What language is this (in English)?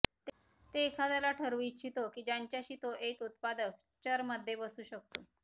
Marathi